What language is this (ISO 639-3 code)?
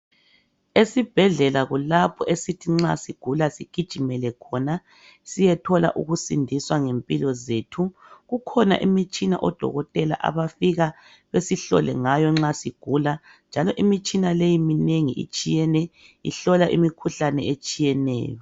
nde